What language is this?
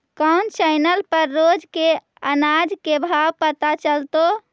Magahi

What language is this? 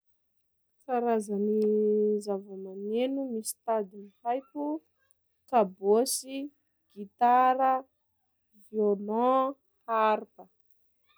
Sakalava Malagasy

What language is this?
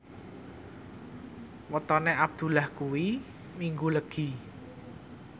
Javanese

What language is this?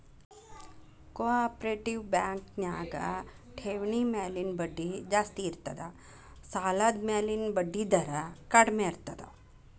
Kannada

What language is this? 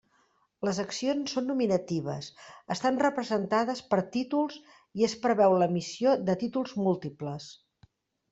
Catalan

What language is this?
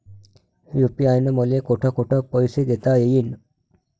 Marathi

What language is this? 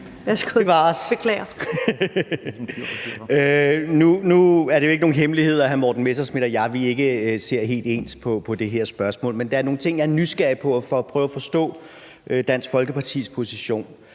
Danish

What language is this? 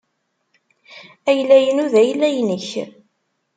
Kabyle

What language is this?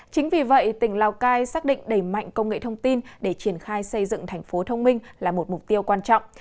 Vietnamese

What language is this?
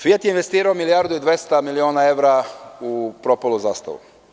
Serbian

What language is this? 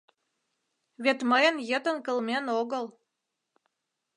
Mari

